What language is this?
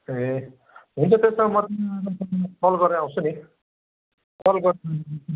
Nepali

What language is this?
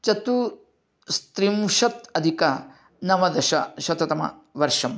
Sanskrit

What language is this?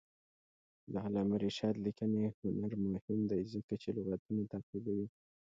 Pashto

